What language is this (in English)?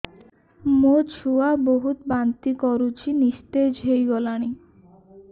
Odia